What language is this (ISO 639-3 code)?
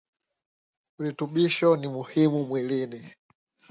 swa